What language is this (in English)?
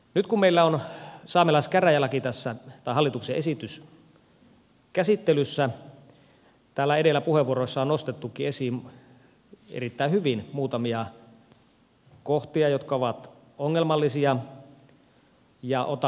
Finnish